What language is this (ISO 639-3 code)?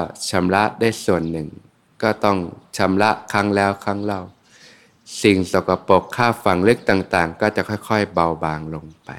tha